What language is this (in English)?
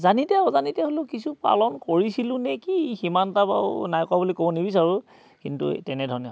Assamese